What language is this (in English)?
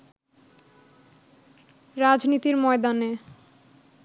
Bangla